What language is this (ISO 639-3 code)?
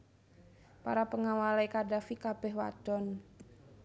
jav